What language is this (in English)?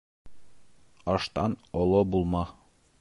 Bashkir